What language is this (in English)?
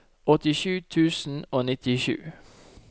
Norwegian